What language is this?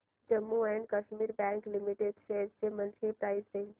Marathi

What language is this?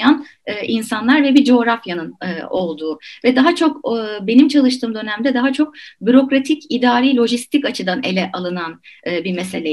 Turkish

